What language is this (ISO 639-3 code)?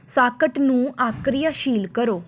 pan